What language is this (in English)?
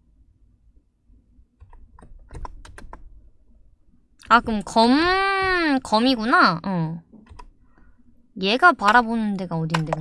Korean